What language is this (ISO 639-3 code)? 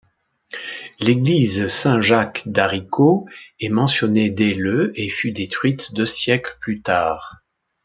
fra